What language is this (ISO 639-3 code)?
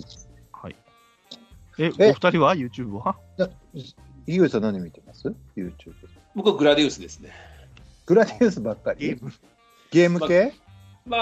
jpn